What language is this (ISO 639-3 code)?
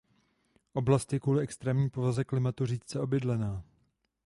ces